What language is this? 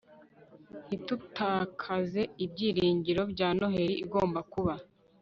Kinyarwanda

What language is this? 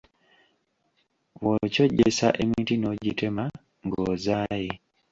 Ganda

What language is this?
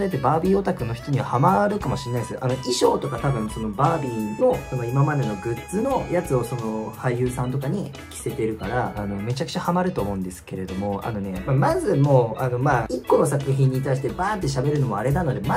Japanese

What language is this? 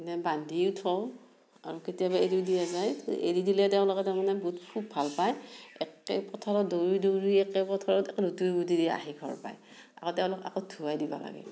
Assamese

